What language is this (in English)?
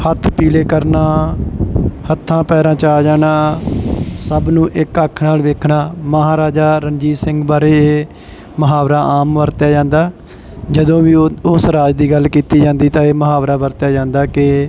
Punjabi